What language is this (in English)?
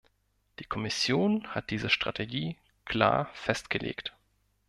German